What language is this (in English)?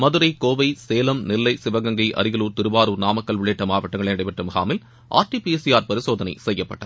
Tamil